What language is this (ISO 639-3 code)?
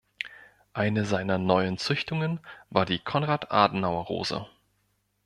deu